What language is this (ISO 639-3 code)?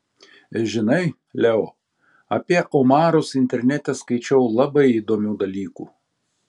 lit